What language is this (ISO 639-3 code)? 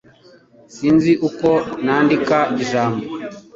kin